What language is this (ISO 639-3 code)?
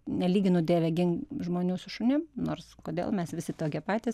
lit